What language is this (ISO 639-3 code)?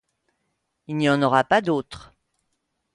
fra